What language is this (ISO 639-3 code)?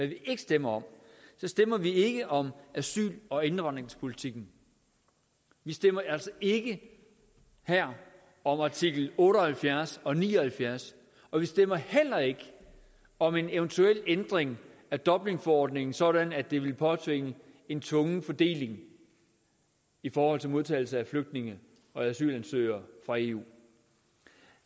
dan